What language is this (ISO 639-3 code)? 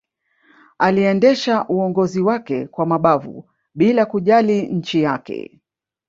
swa